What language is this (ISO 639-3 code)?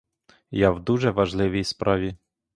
ukr